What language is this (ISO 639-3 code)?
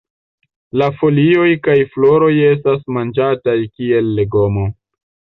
epo